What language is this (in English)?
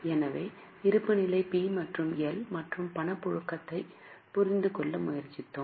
Tamil